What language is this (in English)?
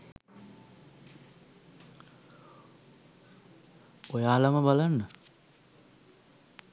Sinhala